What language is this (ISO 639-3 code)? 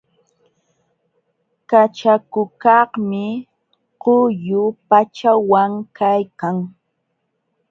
qxw